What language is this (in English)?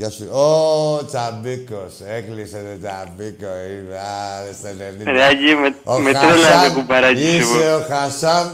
Greek